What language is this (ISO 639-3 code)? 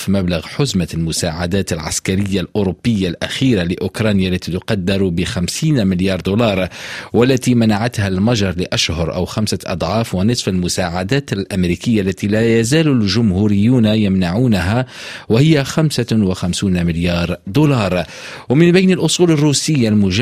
ara